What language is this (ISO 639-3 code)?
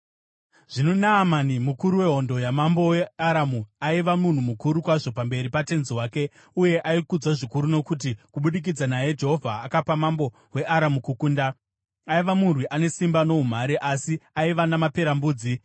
sna